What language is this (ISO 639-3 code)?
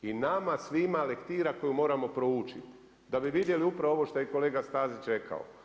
hrv